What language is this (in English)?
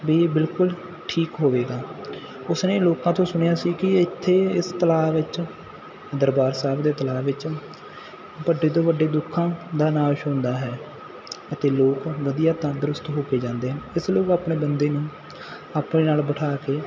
Punjabi